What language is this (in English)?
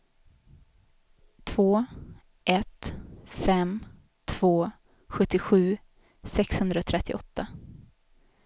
Swedish